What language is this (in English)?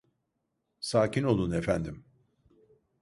Turkish